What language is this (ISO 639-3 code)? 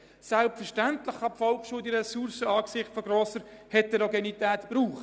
gsw